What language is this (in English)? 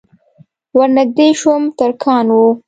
Pashto